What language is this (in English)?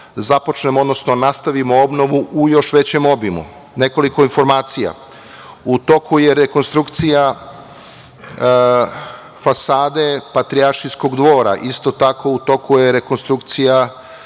Serbian